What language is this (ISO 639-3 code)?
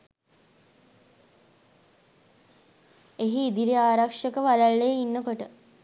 sin